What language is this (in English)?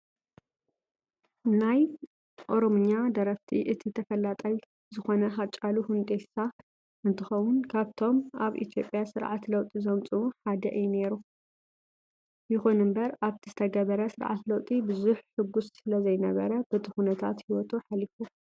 Tigrinya